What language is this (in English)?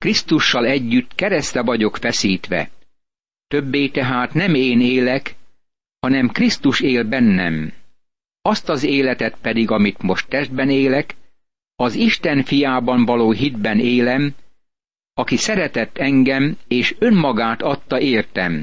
Hungarian